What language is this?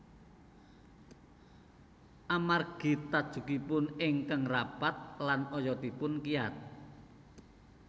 Javanese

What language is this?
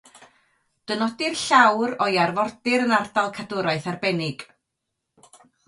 Welsh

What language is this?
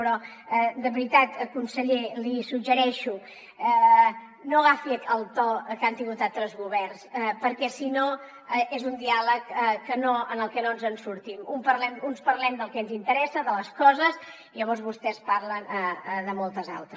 Catalan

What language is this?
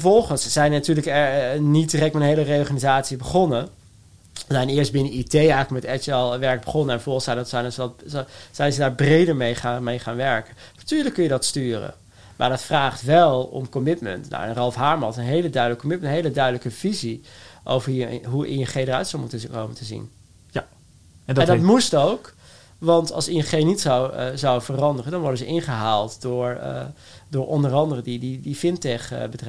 Dutch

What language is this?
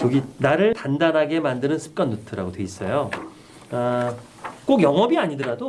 Korean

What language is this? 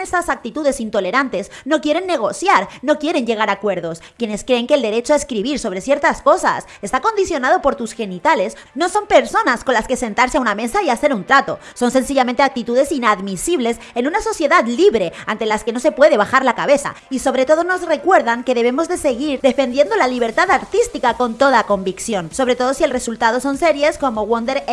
Spanish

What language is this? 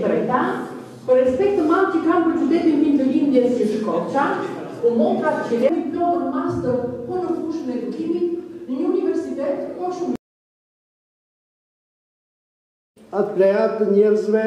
Romanian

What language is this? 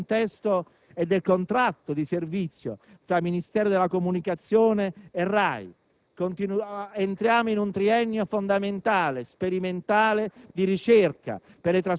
Italian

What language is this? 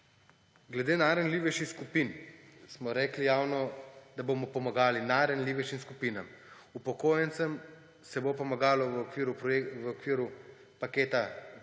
Slovenian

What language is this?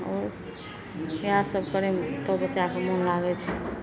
Maithili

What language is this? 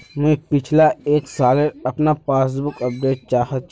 Magahi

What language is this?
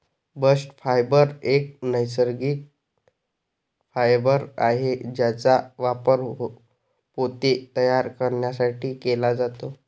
Marathi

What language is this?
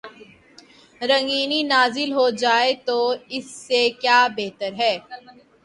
Urdu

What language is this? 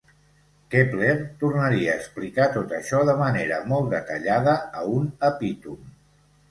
Catalan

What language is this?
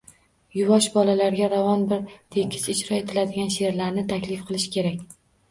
Uzbek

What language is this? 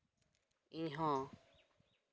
Santali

